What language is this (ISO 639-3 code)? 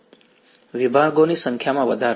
guj